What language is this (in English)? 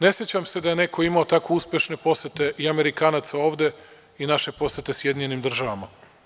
Serbian